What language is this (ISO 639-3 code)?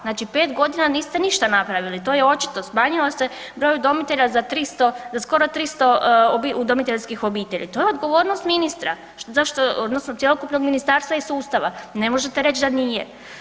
hrv